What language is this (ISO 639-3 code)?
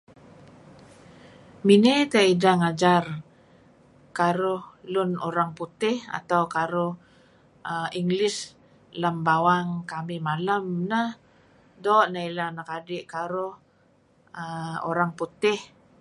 kzi